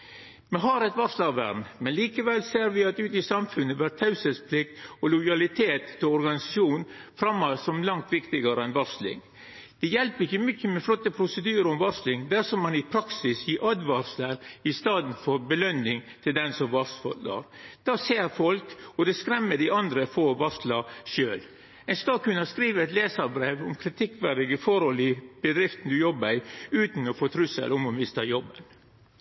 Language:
Norwegian Nynorsk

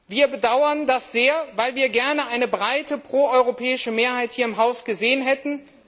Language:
German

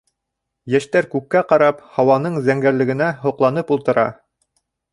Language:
Bashkir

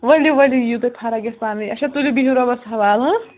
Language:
Kashmiri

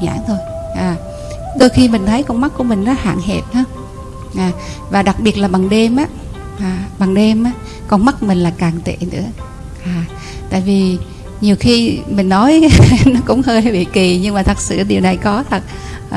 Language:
Vietnamese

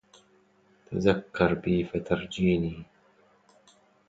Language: Arabic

